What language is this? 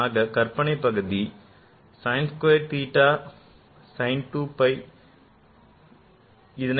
Tamil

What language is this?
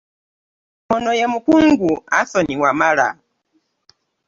Ganda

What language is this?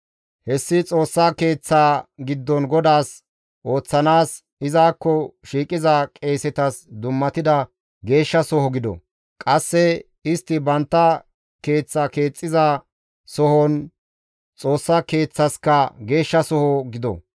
Gamo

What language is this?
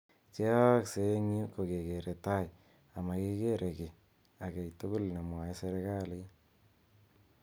Kalenjin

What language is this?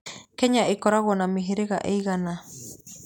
Kikuyu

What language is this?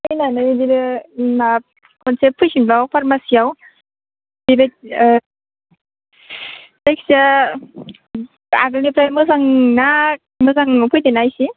Bodo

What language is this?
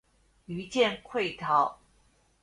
Chinese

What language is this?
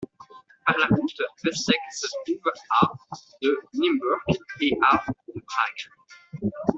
French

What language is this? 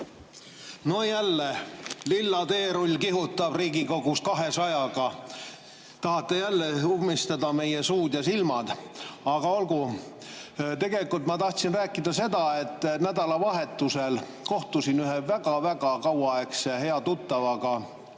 Estonian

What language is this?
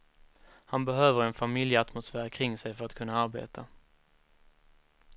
Swedish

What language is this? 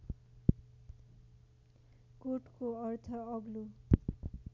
Nepali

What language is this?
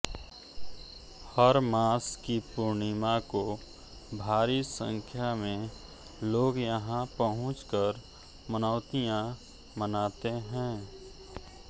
Hindi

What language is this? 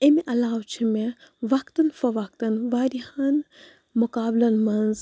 Kashmiri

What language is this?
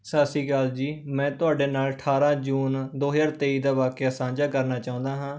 Punjabi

